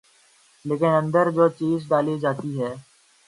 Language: Urdu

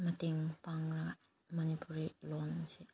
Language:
Manipuri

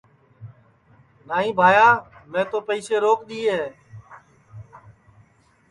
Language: Sansi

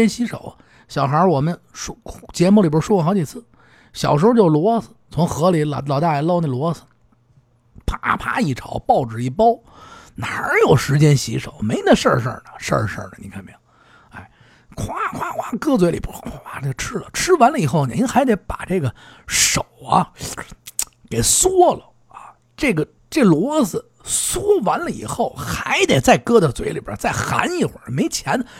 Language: Chinese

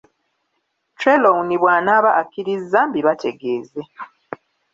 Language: Ganda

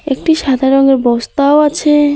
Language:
Bangla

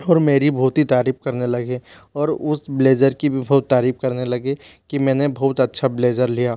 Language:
Hindi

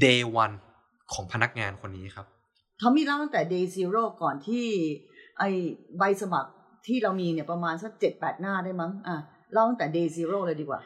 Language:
Thai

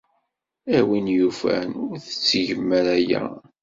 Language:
Kabyle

